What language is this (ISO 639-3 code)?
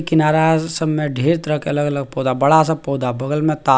mai